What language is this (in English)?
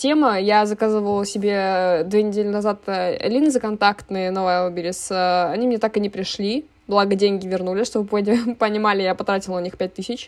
Russian